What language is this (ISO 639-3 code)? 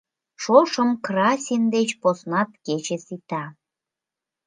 chm